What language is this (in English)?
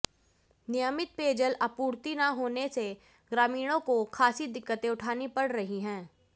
Hindi